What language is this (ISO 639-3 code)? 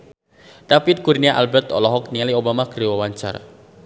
sun